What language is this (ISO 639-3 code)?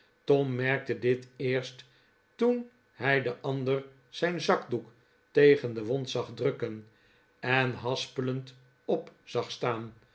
nld